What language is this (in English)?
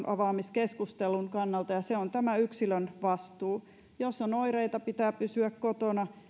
Finnish